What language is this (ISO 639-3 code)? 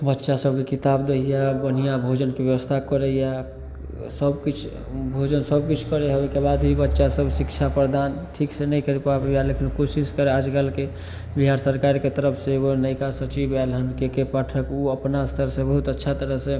mai